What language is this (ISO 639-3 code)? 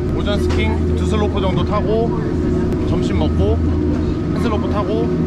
kor